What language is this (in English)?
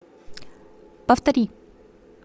Russian